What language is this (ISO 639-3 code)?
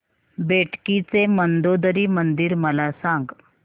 mar